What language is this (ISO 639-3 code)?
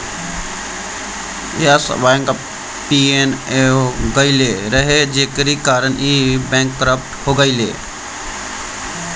bho